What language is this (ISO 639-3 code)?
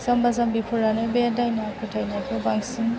brx